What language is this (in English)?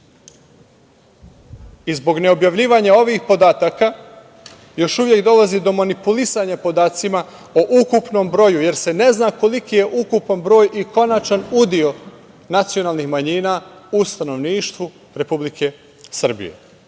Serbian